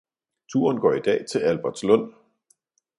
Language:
Danish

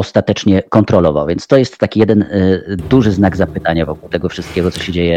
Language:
Polish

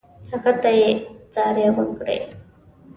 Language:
Pashto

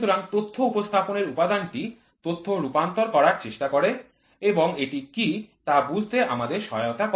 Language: Bangla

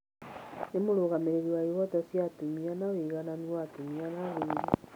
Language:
Kikuyu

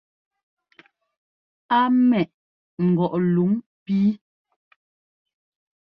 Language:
Ngomba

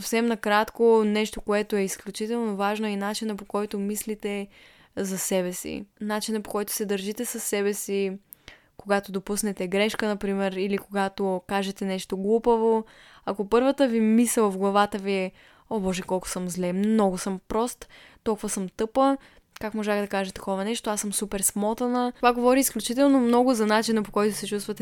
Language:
Bulgarian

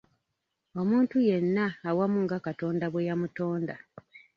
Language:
Ganda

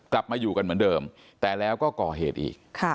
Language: Thai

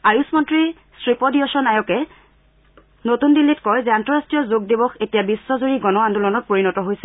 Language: Assamese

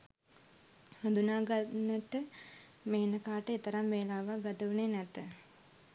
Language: Sinhala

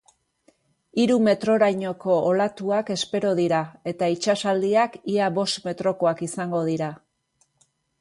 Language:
Basque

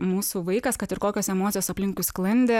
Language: Lithuanian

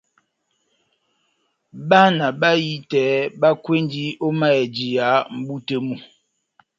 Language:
Batanga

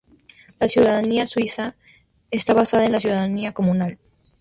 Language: Spanish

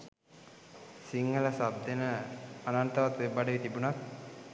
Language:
Sinhala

